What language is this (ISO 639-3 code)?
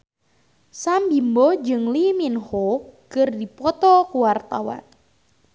sun